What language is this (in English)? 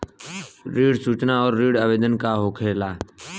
Bhojpuri